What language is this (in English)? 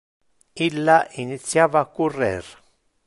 Interlingua